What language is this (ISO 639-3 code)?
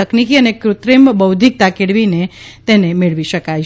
guj